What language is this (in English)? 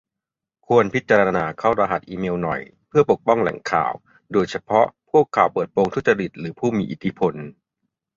Thai